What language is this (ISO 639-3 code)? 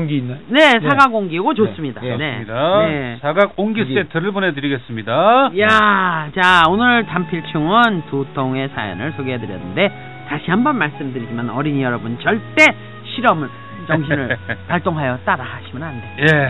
kor